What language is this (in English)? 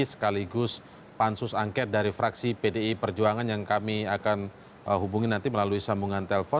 Indonesian